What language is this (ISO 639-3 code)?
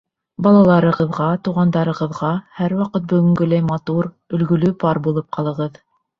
bak